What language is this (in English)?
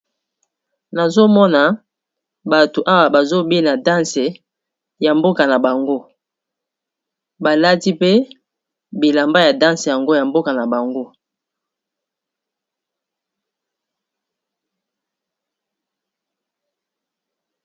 Lingala